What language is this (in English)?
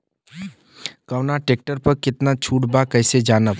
Bhojpuri